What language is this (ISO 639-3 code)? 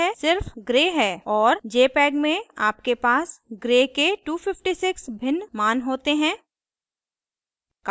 hin